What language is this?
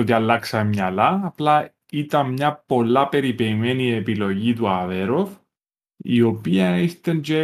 Greek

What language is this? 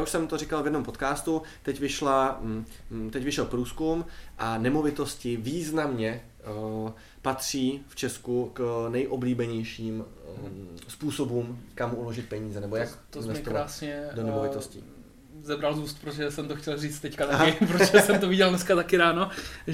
Czech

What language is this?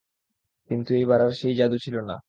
Bangla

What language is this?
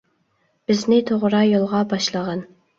Uyghur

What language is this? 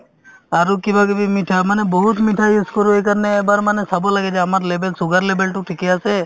Assamese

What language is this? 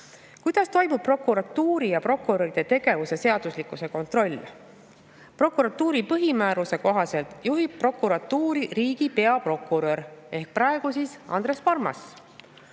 Estonian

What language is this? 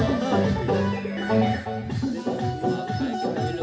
Maithili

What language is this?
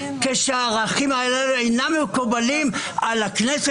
Hebrew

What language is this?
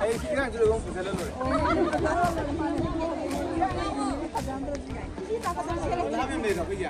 Arabic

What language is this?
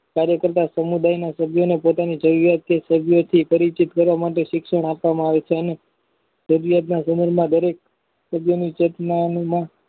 Gujarati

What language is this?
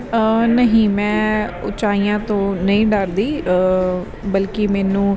Punjabi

